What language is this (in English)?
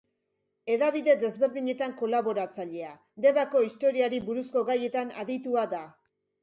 Basque